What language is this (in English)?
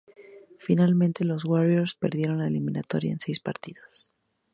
Spanish